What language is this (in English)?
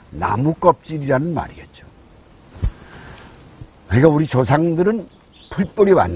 Korean